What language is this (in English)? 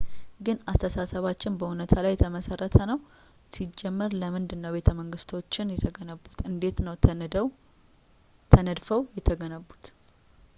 Amharic